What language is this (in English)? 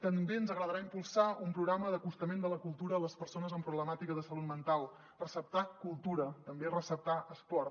Catalan